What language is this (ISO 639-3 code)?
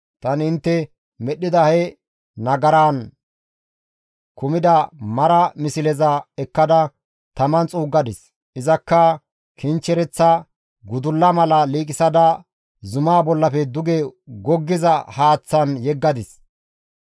gmv